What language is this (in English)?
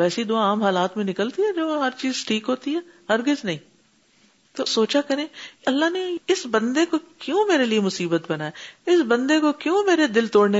Urdu